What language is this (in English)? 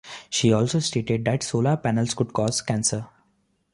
English